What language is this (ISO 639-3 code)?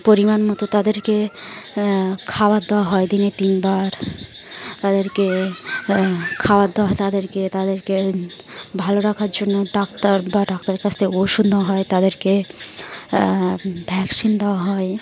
ben